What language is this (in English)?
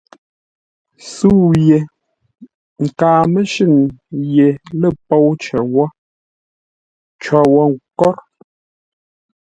Ngombale